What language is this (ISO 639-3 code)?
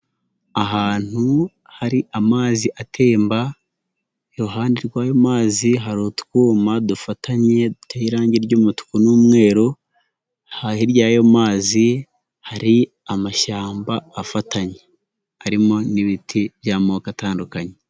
kin